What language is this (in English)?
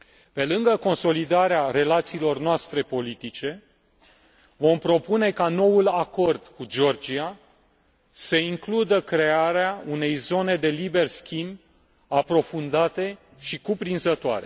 Romanian